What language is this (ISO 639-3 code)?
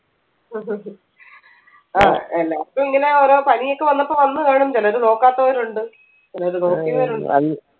mal